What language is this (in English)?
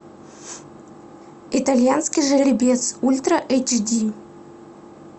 Russian